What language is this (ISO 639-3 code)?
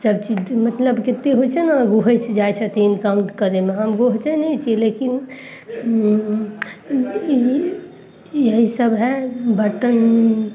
mai